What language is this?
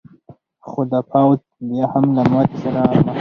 Pashto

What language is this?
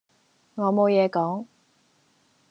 Cantonese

